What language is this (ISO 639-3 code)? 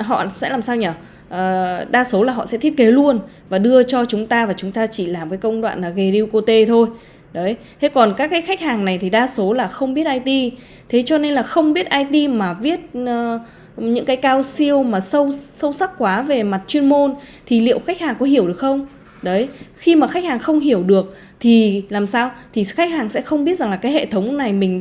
vie